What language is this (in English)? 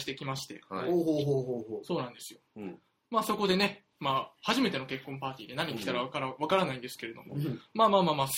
Japanese